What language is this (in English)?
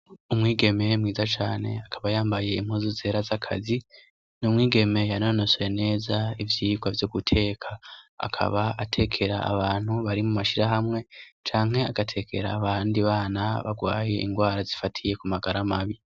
Rundi